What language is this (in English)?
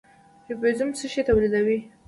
Pashto